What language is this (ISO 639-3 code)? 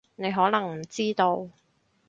yue